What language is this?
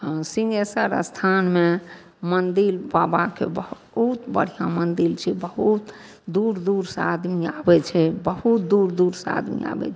Maithili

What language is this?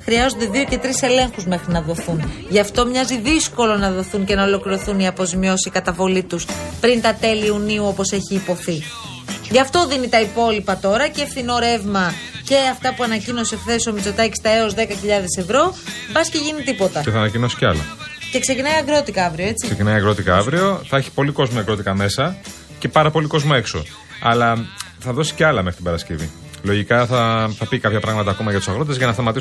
Greek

